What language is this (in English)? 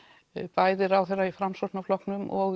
Icelandic